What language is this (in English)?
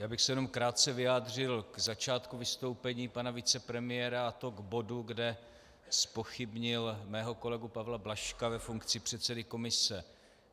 Czech